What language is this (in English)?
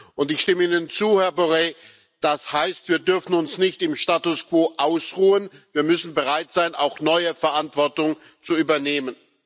German